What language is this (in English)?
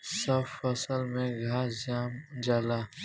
Bhojpuri